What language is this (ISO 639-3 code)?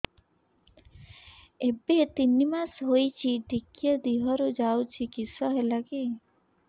ori